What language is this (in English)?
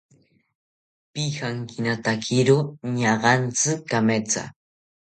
South Ucayali Ashéninka